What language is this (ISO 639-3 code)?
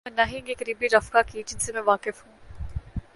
urd